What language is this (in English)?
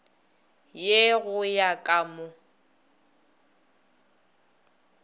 Northern Sotho